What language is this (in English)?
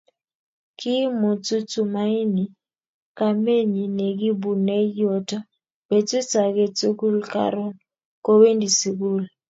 Kalenjin